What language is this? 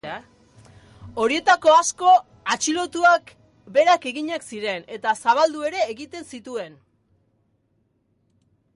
Basque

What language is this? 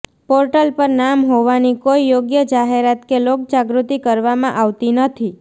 Gujarati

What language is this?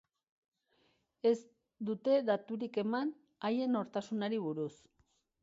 Basque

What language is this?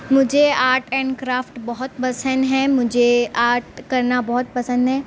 Urdu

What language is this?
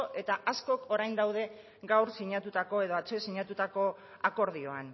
Basque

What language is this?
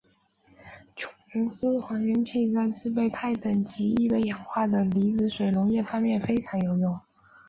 Chinese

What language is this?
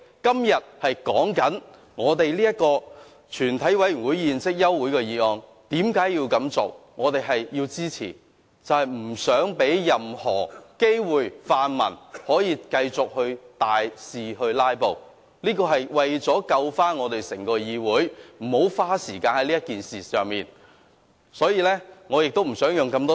Cantonese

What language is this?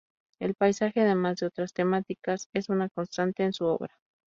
Spanish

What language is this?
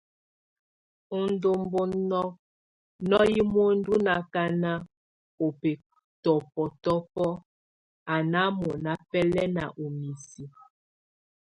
Tunen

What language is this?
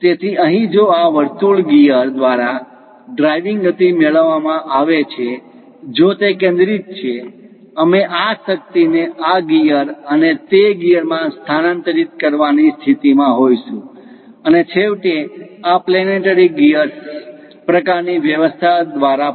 Gujarati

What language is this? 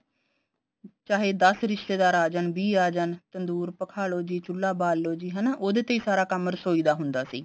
Punjabi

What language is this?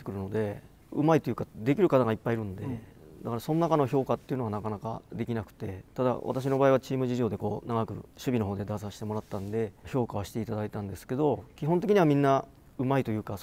Japanese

